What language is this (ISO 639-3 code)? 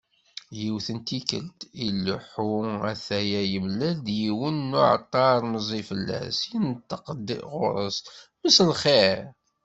kab